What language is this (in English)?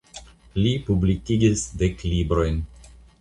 Esperanto